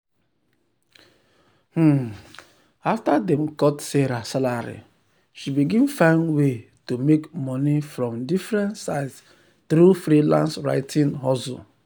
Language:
Nigerian Pidgin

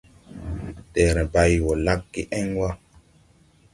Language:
Tupuri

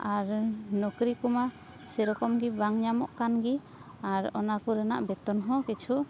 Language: Santali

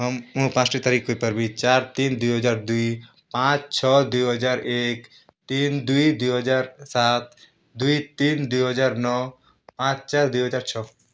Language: Odia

